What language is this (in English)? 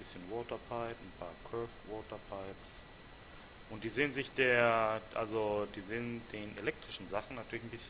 German